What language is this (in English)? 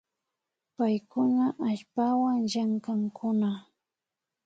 Imbabura Highland Quichua